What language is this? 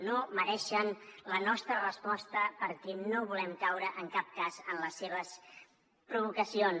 Catalan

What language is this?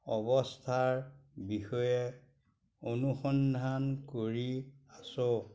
Assamese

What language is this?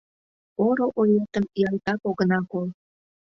Mari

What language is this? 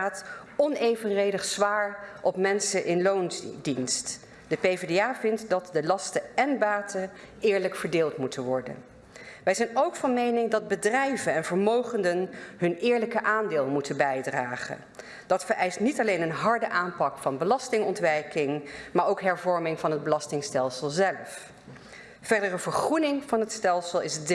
Dutch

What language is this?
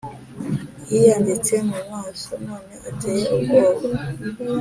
Kinyarwanda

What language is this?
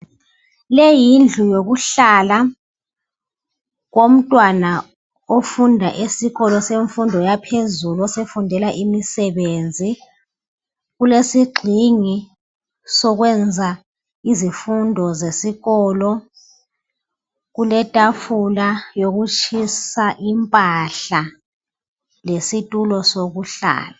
North Ndebele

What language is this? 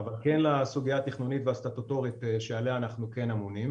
Hebrew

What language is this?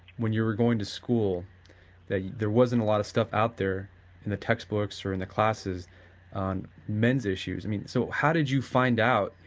English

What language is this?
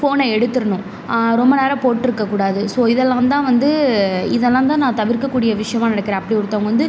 Tamil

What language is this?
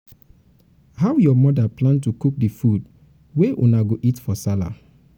Nigerian Pidgin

